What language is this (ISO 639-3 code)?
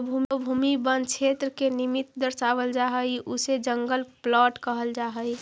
mag